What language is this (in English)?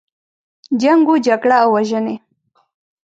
Pashto